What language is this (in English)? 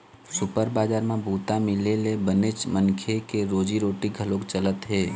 Chhattisgarhi